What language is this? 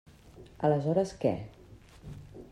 Catalan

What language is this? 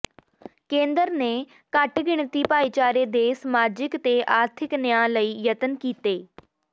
Punjabi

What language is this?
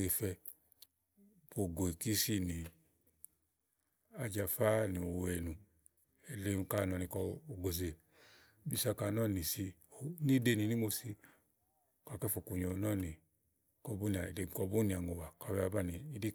Igo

